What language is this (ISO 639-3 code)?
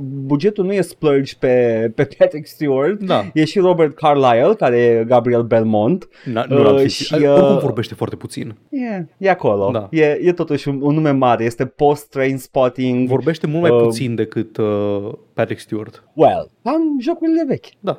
ron